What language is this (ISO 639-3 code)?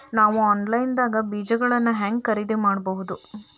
kan